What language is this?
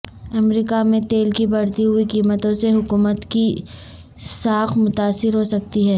Urdu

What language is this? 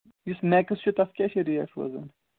Kashmiri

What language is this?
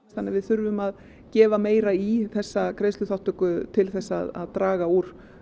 Icelandic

